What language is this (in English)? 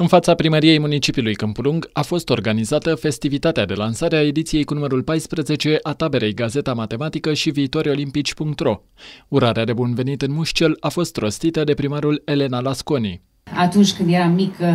Romanian